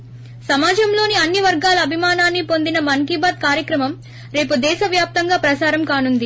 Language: Telugu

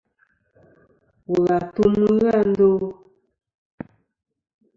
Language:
Kom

